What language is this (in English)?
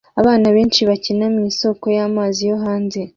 Kinyarwanda